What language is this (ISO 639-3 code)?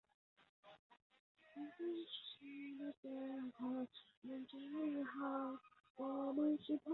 zho